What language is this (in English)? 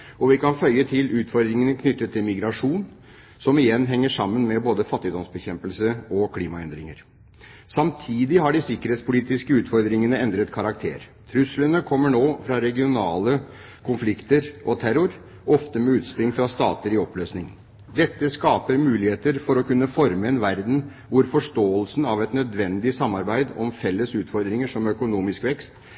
Norwegian Bokmål